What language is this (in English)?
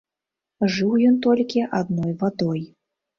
Belarusian